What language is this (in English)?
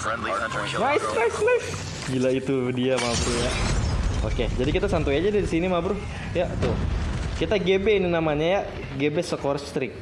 Indonesian